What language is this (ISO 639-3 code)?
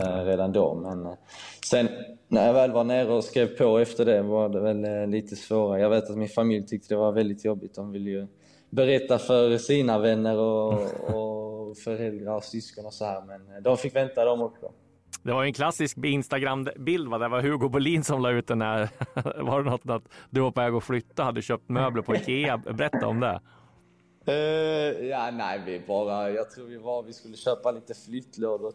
swe